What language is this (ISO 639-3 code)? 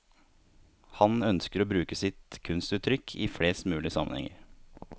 nor